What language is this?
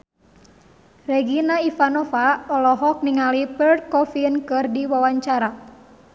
Sundanese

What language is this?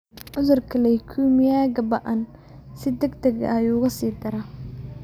Somali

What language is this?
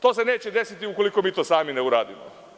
Serbian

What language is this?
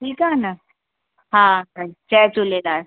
Sindhi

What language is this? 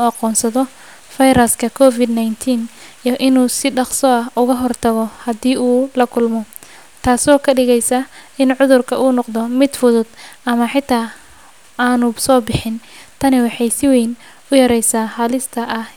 Somali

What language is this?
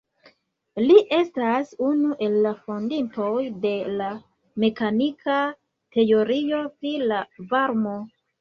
Esperanto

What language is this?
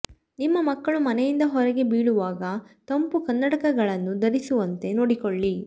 Kannada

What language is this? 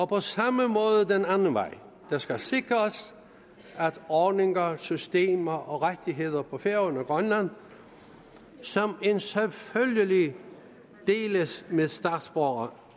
Danish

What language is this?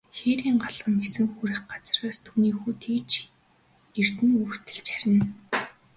Mongolian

